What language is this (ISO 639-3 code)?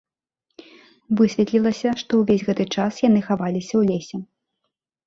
bel